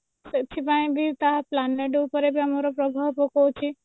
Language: Odia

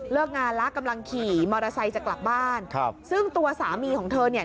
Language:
Thai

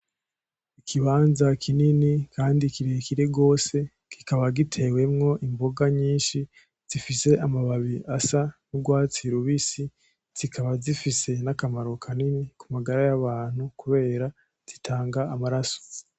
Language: Rundi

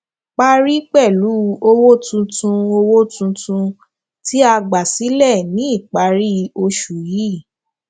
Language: Yoruba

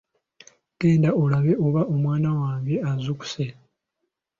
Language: Ganda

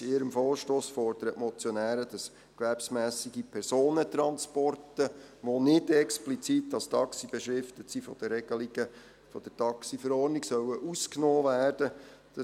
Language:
Swiss German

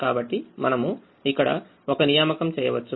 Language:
Telugu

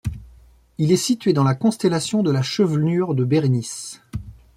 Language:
French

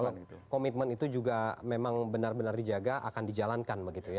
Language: Indonesian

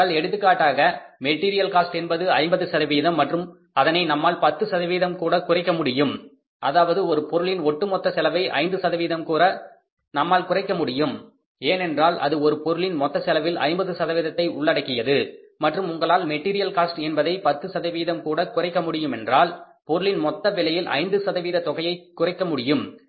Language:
Tamil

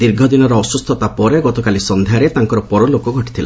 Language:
Odia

